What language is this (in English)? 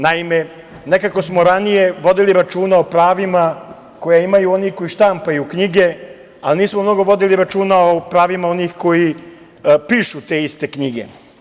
Serbian